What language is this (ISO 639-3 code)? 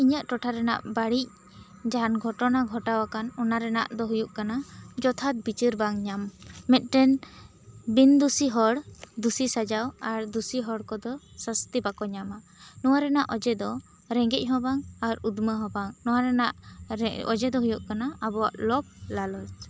sat